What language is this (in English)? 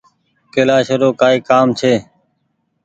Goaria